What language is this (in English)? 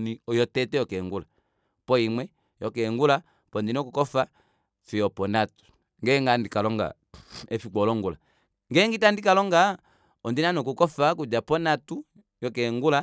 Kuanyama